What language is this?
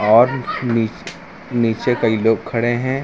Hindi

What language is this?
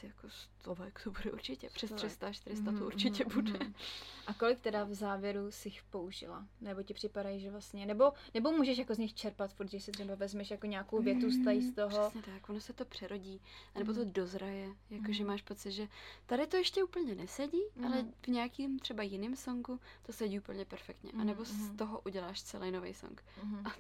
Czech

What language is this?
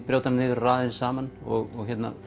Icelandic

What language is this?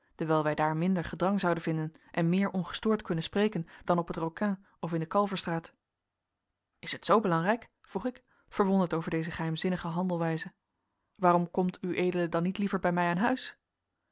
Dutch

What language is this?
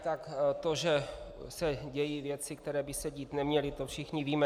Czech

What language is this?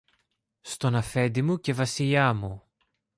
Greek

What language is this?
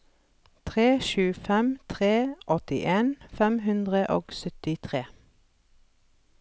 Norwegian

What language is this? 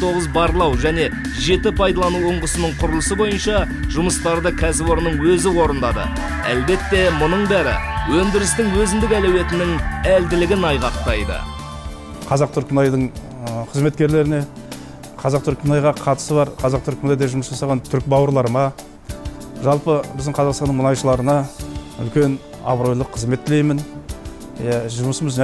Turkish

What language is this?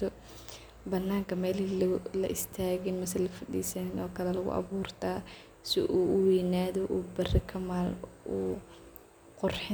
Somali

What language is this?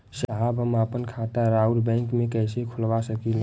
Bhojpuri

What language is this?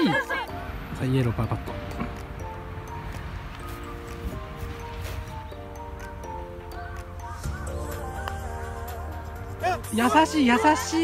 Japanese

